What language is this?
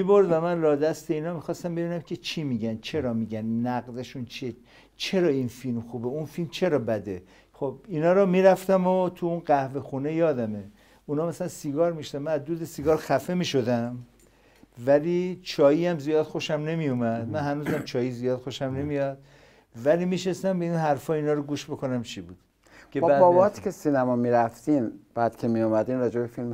Persian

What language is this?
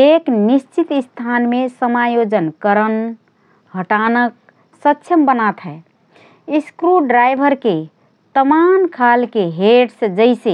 Rana Tharu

